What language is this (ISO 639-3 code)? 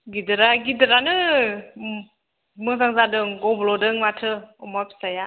brx